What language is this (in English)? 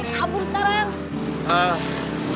Indonesian